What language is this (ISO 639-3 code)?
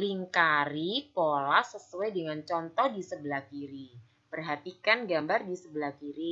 ind